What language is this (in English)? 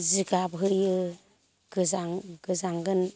Bodo